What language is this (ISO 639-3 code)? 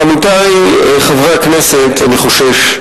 heb